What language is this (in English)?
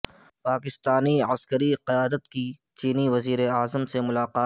Urdu